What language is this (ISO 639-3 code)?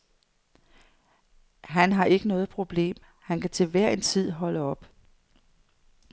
dan